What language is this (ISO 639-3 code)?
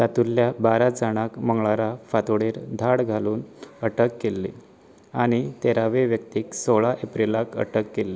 kok